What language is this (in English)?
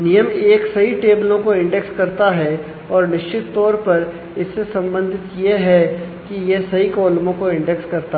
Hindi